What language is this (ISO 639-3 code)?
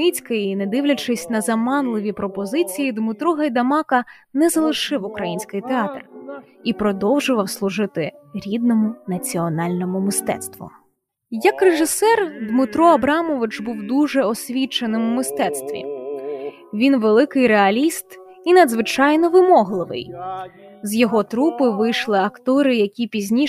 ukr